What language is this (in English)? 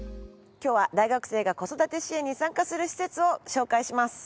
Japanese